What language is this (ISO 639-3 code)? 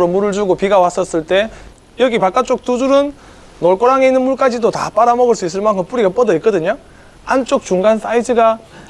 kor